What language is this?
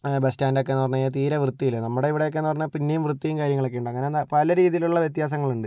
Malayalam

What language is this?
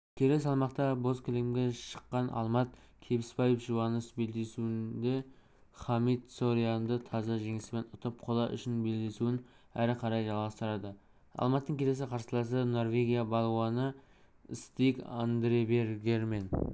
Kazakh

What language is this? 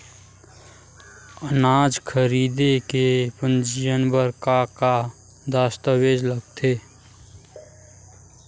Chhattisgarhi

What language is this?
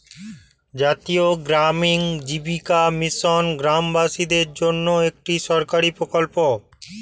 Bangla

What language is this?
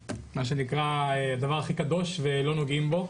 Hebrew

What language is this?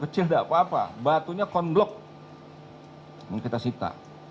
Indonesian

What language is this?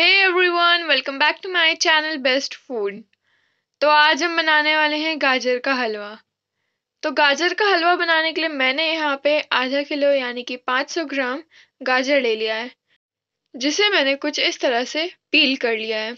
Hindi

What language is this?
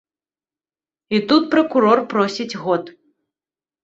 Belarusian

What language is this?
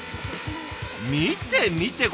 Japanese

